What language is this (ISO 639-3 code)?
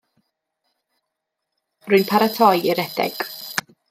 cym